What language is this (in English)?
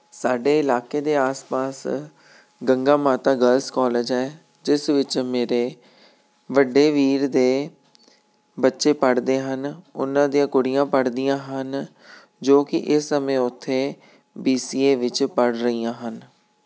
Punjabi